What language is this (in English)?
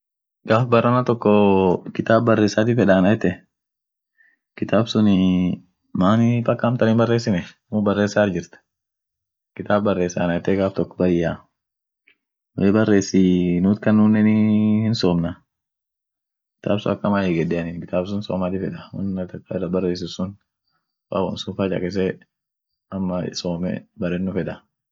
Orma